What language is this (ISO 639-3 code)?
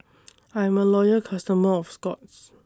eng